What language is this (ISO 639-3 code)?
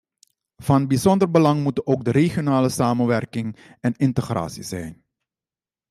nld